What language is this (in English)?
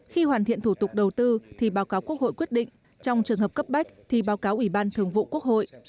Vietnamese